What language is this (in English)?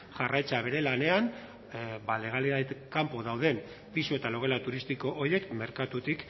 Basque